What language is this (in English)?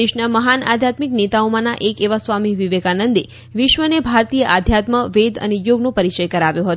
Gujarati